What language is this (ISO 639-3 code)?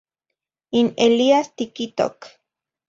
nhi